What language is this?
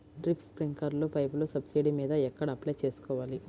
Telugu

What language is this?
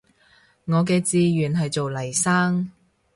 Cantonese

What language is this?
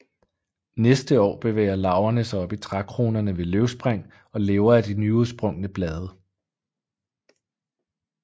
Danish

